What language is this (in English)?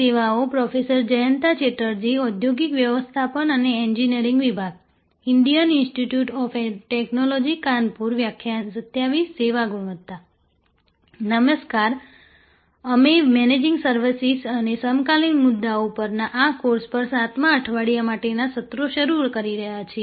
Gujarati